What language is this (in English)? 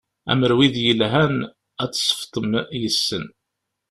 Kabyle